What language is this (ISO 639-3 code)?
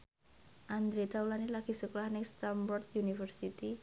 jav